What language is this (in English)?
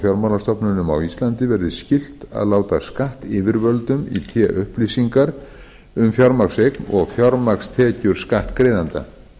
Icelandic